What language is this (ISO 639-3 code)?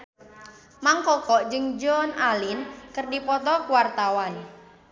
sun